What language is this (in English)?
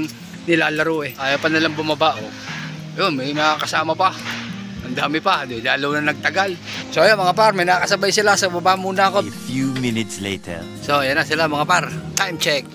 Filipino